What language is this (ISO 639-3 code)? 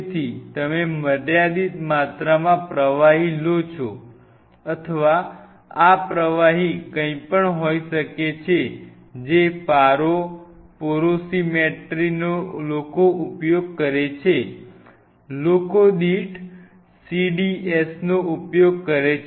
guj